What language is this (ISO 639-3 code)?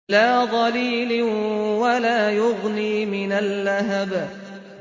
ara